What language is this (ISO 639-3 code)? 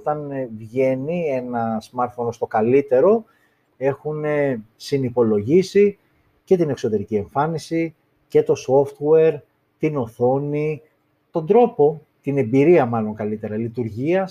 ell